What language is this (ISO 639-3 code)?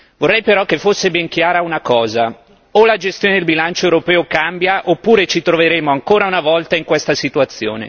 ita